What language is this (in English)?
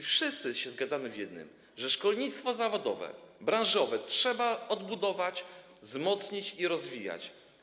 Polish